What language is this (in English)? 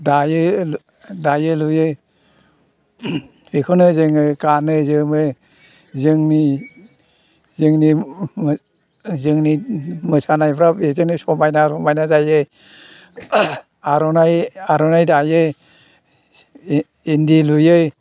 Bodo